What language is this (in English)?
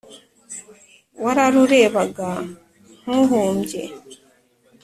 Kinyarwanda